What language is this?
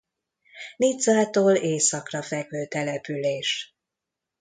Hungarian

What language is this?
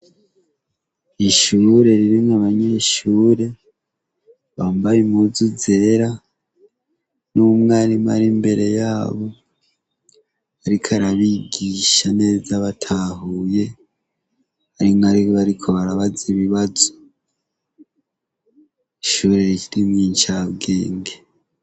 Rundi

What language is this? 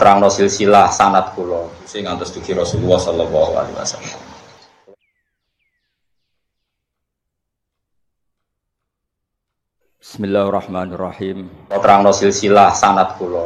Indonesian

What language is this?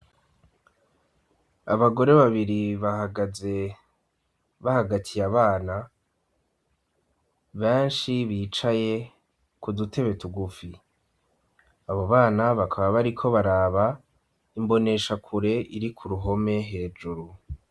Rundi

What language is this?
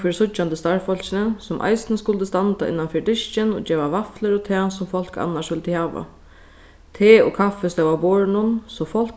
Faroese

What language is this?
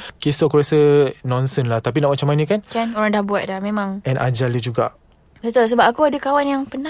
Malay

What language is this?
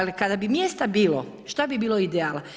Croatian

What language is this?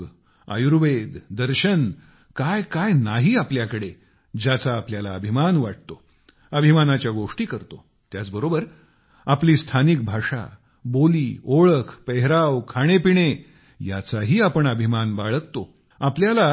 Marathi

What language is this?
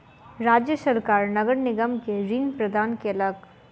Maithili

